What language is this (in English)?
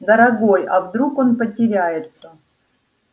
Russian